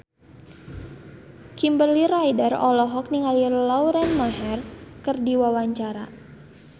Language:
Sundanese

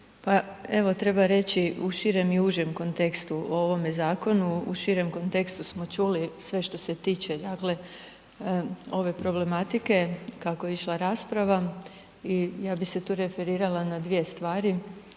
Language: Croatian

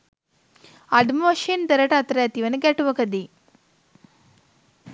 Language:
Sinhala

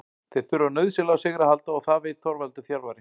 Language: Icelandic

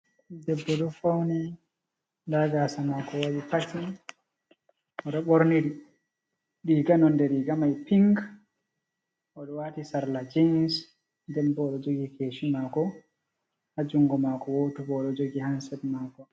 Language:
Fula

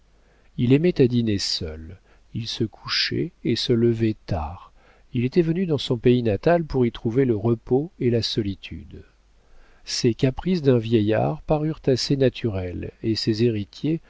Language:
French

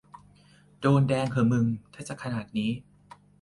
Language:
Thai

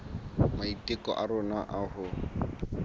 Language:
Southern Sotho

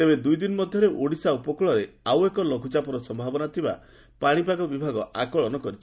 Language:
Odia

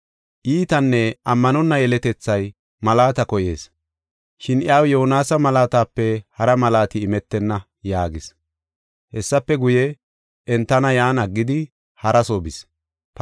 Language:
Gofa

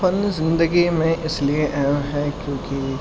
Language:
Urdu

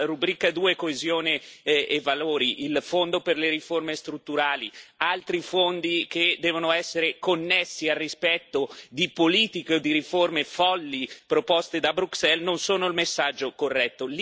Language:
Italian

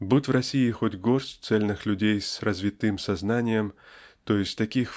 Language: Russian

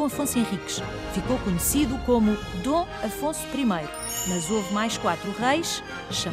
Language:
Portuguese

